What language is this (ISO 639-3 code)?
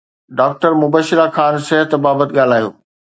snd